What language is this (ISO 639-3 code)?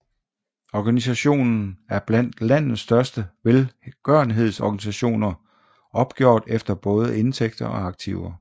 dan